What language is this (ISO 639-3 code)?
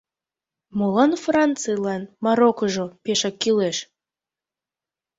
chm